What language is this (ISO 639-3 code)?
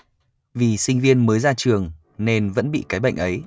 vie